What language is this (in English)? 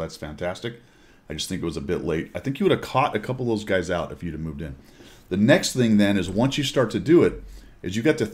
English